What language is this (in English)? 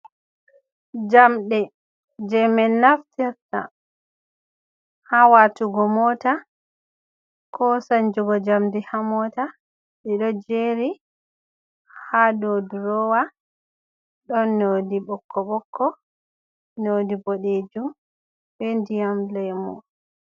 Fula